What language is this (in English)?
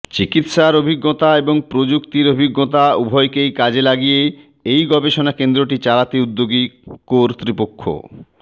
Bangla